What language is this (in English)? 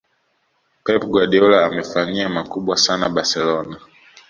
Swahili